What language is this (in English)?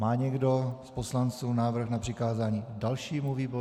Czech